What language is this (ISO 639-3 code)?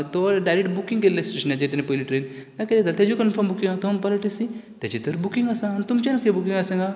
kok